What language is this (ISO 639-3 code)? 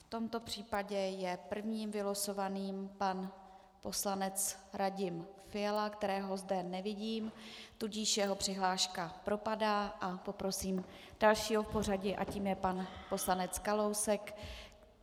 ces